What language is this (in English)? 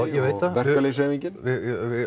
Icelandic